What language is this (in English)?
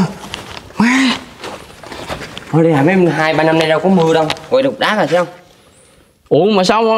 Vietnamese